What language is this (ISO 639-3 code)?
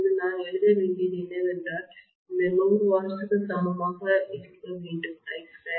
tam